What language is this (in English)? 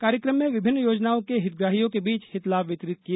Hindi